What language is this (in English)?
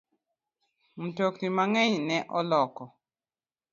Luo (Kenya and Tanzania)